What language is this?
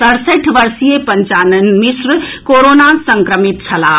Maithili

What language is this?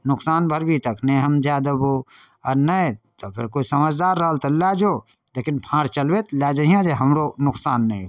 Maithili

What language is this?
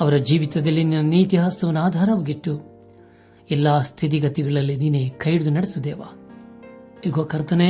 Kannada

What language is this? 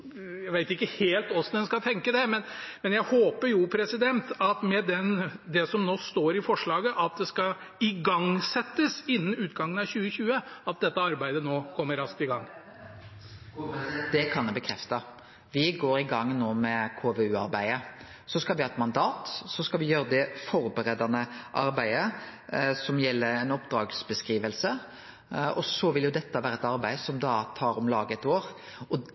Norwegian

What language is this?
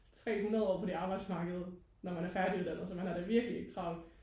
Danish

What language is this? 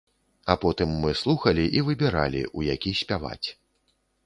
Belarusian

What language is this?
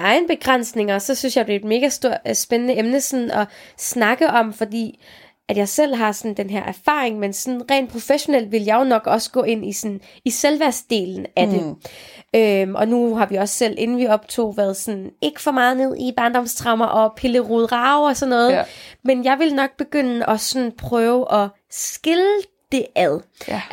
Danish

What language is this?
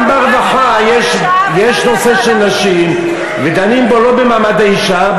Hebrew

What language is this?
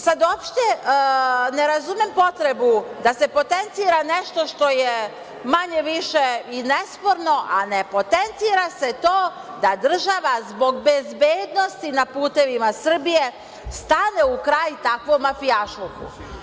Serbian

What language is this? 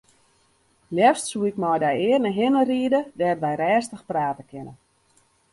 Western Frisian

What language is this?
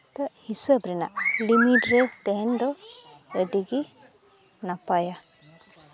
Santali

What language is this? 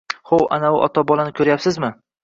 Uzbek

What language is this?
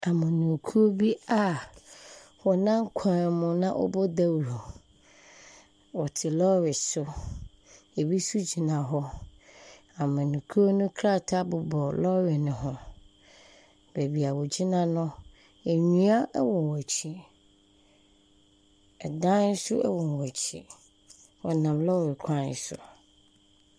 Akan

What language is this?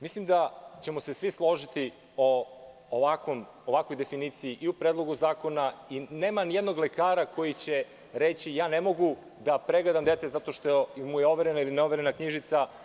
Serbian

